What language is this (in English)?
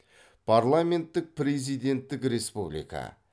Kazakh